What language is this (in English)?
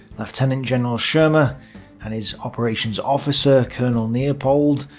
English